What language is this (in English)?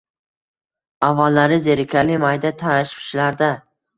Uzbek